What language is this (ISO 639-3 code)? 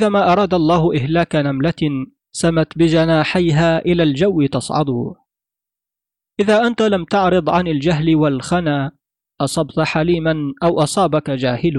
ara